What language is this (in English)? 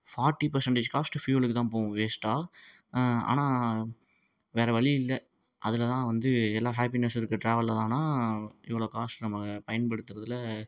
Tamil